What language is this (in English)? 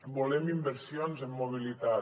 Catalan